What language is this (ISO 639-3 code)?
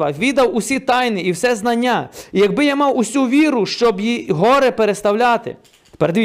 ukr